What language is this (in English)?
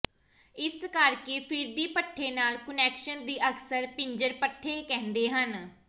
Punjabi